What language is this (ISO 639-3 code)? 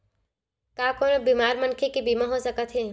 hne